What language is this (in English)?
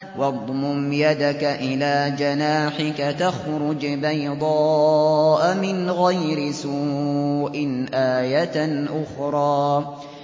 Arabic